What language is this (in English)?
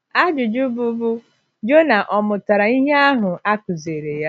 Igbo